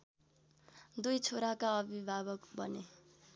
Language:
Nepali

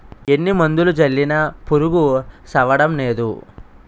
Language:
Telugu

